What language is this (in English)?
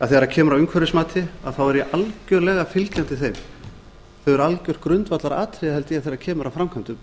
Icelandic